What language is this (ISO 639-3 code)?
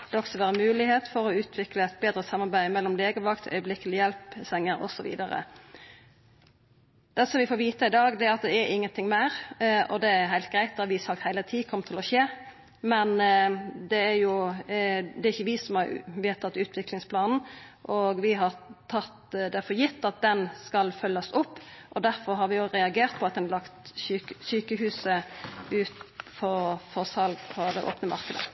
nno